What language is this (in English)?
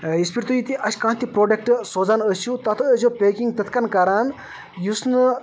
Kashmiri